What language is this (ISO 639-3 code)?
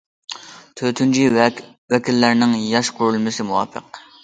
uig